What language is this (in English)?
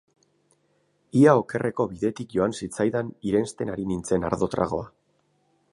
Basque